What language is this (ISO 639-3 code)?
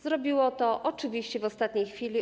pol